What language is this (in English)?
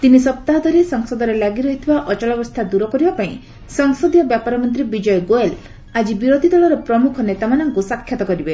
Odia